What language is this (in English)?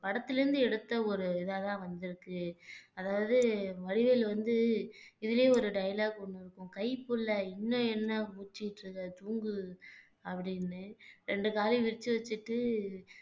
Tamil